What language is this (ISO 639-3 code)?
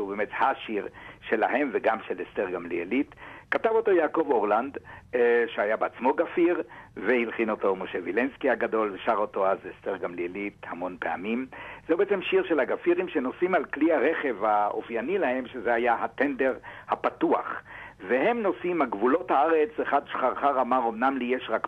heb